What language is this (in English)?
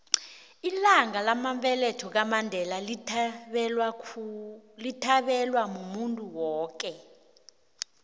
South Ndebele